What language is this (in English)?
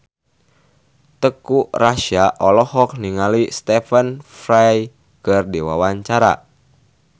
Sundanese